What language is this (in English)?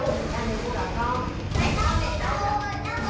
Vietnamese